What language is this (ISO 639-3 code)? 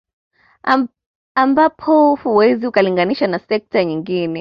swa